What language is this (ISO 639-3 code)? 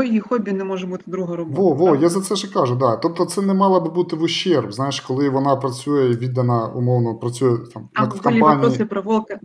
ukr